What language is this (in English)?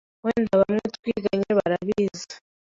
Kinyarwanda